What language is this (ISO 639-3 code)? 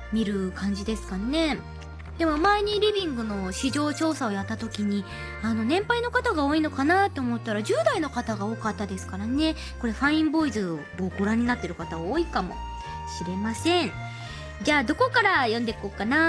jpn